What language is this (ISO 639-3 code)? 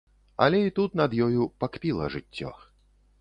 bel